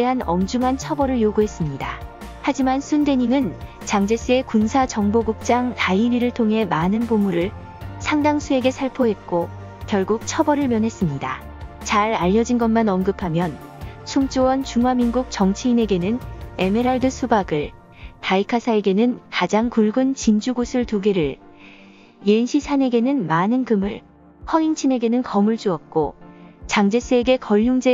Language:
Korean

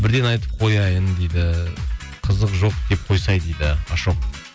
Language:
Kazakh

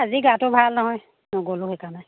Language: Assamese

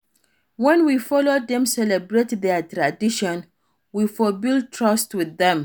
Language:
Nigerian Pidgin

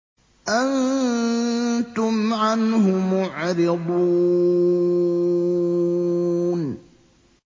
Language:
Arabic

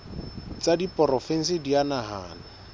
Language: Southern Sotho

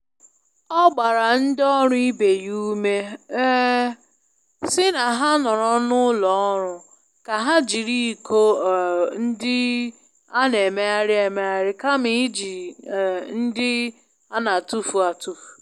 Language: Igbo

